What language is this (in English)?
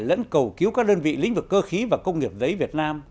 Vietnamese